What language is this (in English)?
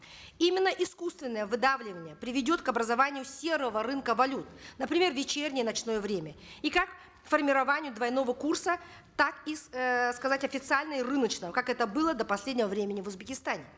Kazakh